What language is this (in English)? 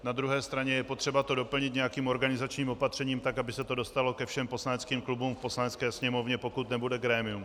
Czech